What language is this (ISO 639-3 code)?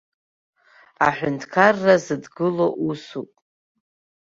abk